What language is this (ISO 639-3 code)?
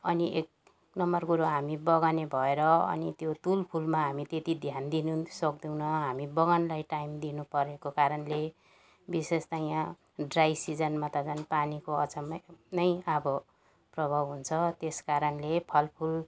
nep